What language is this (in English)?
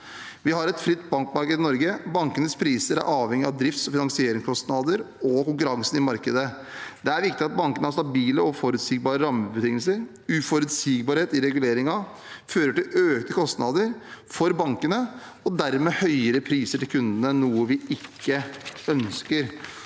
Norwegian